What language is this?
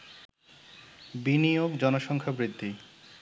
Bangla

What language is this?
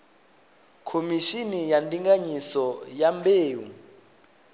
Venda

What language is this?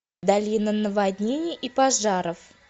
Russian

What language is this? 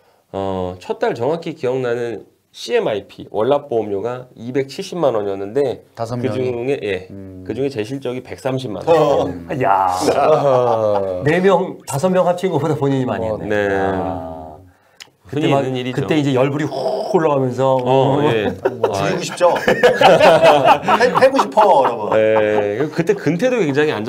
Korean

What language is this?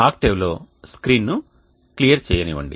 Telugu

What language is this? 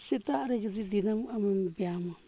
Santali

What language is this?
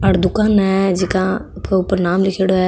Marwari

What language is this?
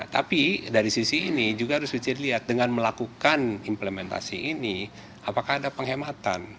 Indonesian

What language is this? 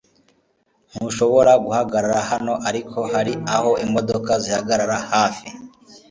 Kinyarwanda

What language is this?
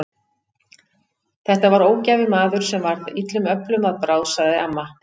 Icelandic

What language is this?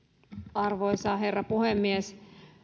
Finnish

